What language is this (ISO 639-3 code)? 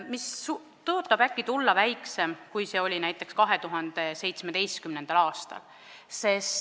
est